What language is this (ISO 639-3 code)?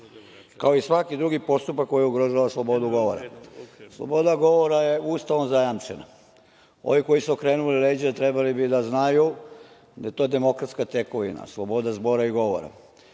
srp